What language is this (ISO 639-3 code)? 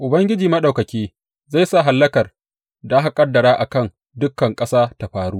hau